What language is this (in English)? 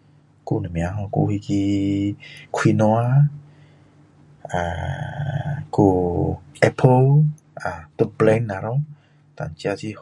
Min Dong Chinese